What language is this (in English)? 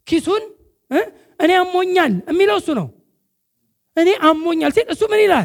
Amharic